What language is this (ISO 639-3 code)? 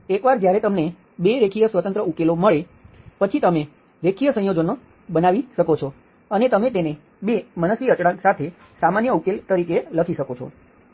guj